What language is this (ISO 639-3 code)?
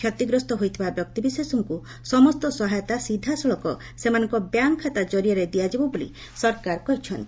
ori